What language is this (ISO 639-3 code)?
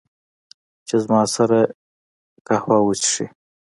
pus